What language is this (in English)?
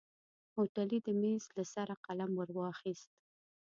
Pashto